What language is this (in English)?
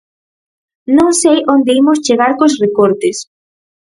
Galician